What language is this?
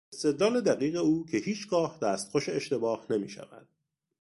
Persian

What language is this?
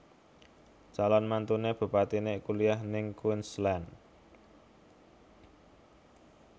Javanese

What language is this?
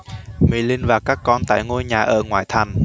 Vietnamese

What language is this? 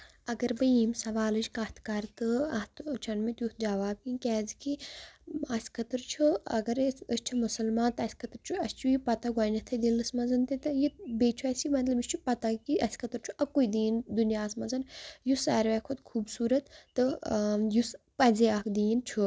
Kashmiri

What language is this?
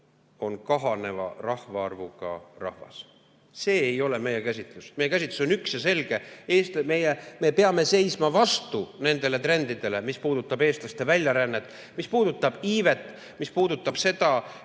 Estonian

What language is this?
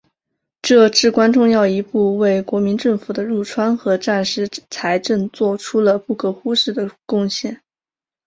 Chinese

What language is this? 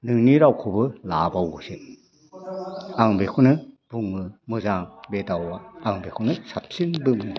Bodo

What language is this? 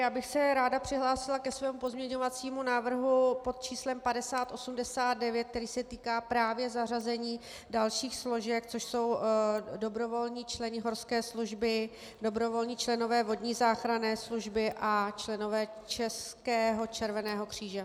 Czech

